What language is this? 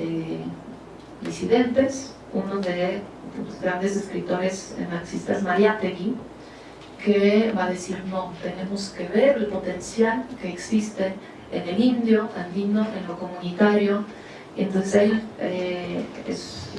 Spanish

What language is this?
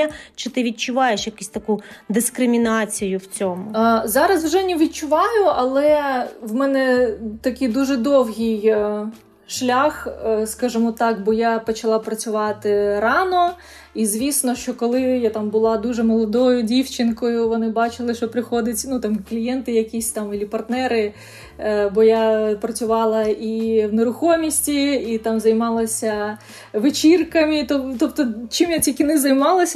Ukrainian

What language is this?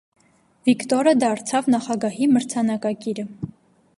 Armenian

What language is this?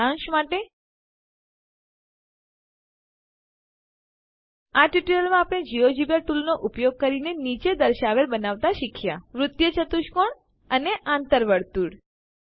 Gujarati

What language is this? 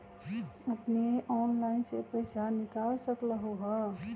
Magahi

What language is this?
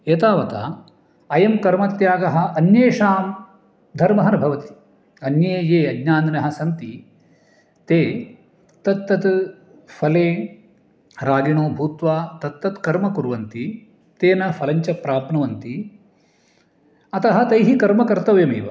Sanskrit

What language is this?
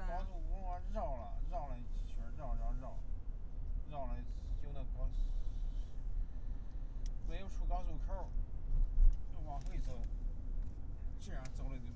Chinese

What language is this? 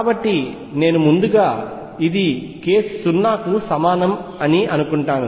Telugu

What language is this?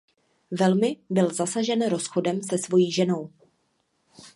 Czech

